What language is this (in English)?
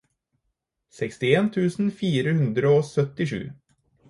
Norwegian Bokmål